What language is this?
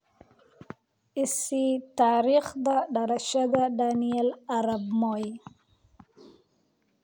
Somali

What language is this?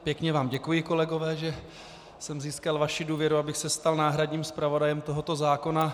Czech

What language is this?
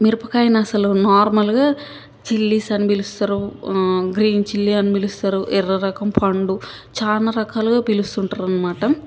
Telugu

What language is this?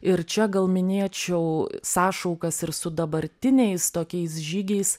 Lithuanian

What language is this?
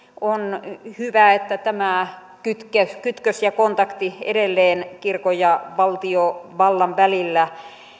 Finnish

